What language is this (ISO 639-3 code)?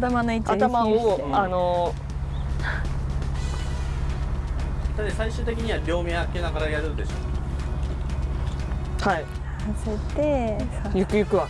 jpn